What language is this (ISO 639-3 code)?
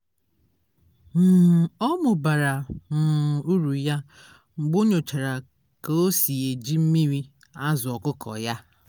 ibo